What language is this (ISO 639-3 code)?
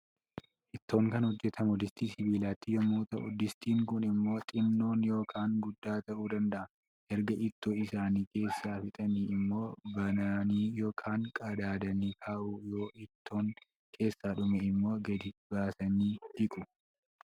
orm